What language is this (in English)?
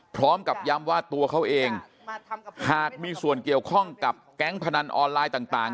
Thai